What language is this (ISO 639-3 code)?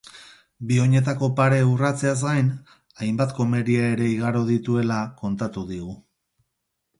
eus